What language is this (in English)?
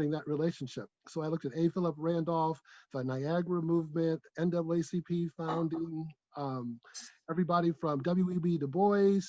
English